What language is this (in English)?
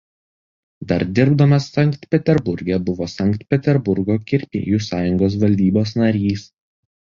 Lithuanian